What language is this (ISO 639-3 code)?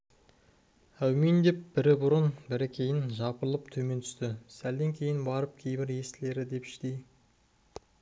kaz